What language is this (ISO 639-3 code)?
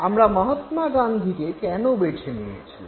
ben